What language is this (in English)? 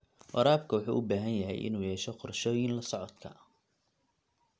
Somali